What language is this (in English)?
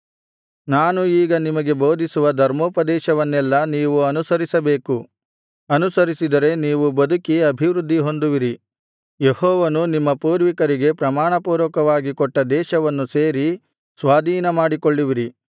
Kannada